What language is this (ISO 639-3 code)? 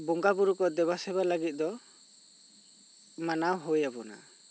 sat